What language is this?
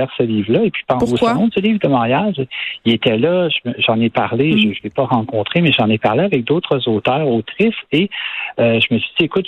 French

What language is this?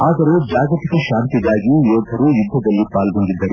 Kannada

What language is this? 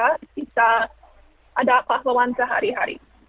Indonesian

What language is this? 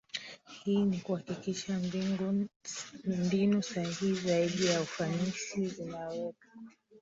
Swahili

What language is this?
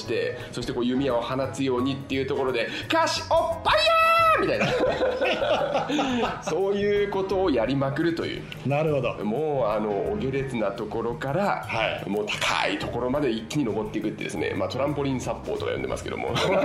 Japanese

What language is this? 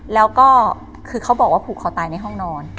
Thai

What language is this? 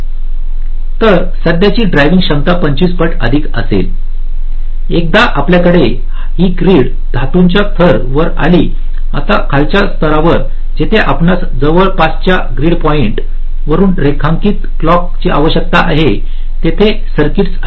Marathi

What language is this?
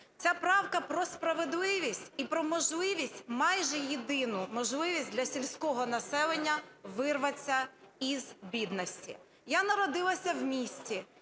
Ukrainian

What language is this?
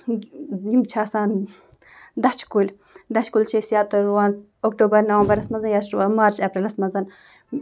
Kashmiri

